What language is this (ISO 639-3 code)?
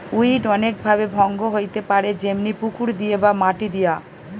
ben